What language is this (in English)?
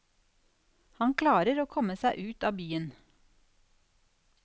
Norwegian